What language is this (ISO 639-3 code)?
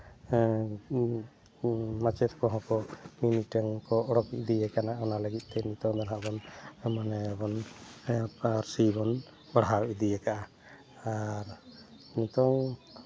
sat